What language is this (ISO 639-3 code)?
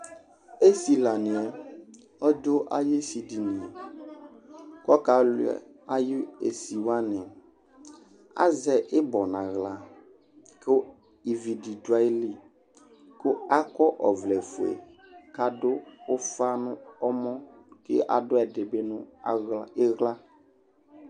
kpo